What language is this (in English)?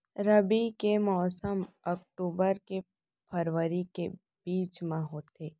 Chhattisgarhi